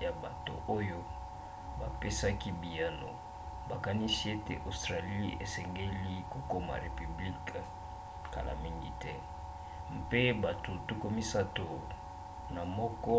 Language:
Lingala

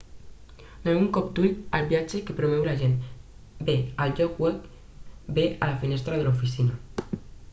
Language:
Catalan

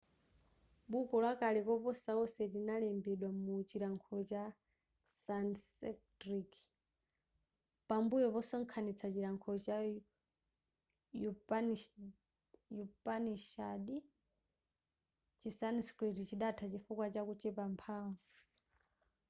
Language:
Nyanja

